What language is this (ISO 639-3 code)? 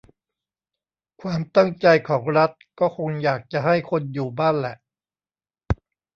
tha